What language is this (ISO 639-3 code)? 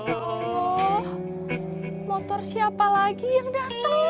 ind